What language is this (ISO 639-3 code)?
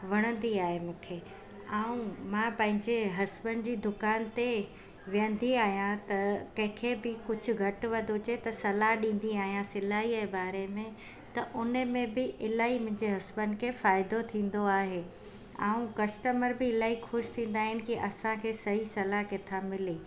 snd